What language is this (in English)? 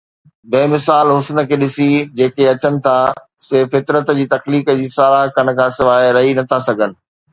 Sindhi